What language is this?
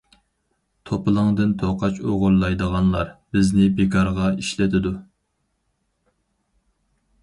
Uyghur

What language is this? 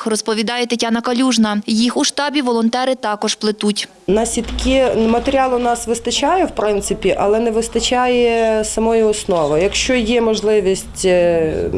Ukrainian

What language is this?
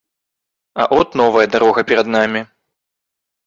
Belarusian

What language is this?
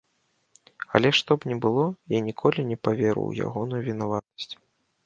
Belarusian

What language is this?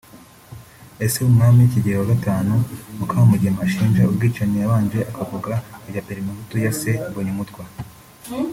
Kinyarwanda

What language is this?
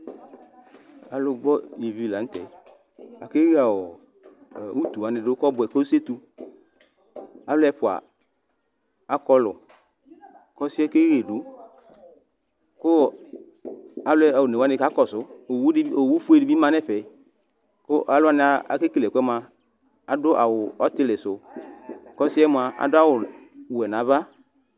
Ikposo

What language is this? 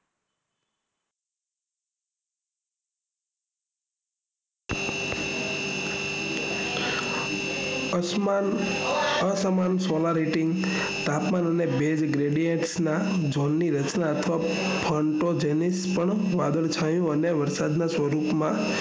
Gujarati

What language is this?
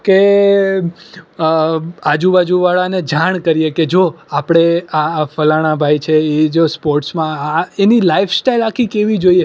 Gujarati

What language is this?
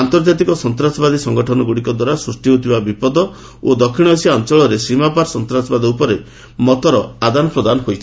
Odia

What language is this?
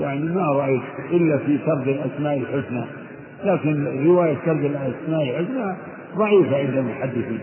Arabic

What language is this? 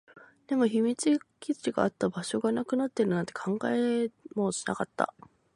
Japanese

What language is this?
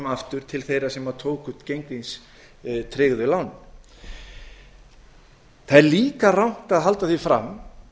Icelandic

